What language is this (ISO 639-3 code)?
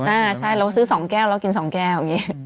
tha